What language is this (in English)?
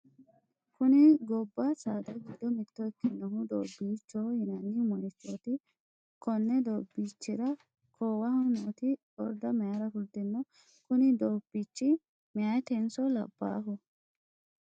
Sidamo